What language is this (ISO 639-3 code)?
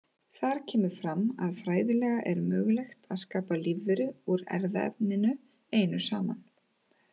isl